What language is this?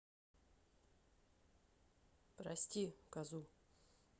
Russian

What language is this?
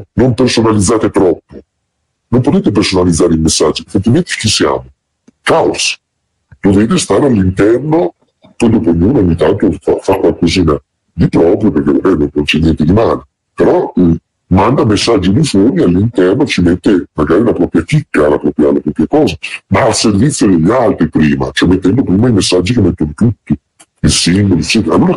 Italian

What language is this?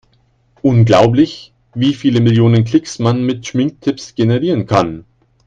German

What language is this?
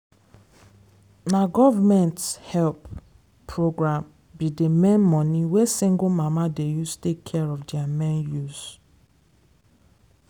Nigerian Pidgin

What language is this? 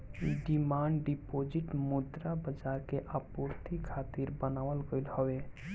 Bhojpuri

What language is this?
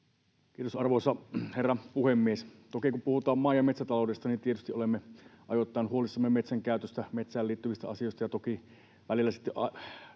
Finnish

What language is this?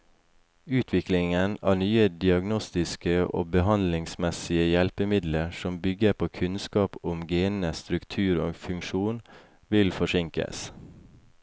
Norwegian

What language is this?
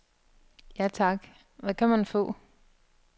Danish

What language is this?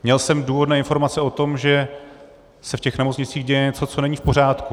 Czech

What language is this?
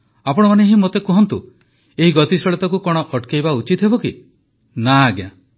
Odia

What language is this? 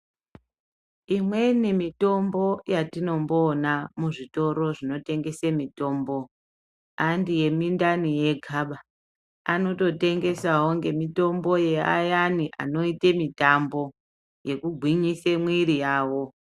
Ndau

